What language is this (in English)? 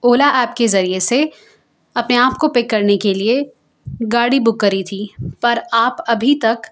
Urdu